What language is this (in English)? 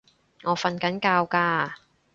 Cantonese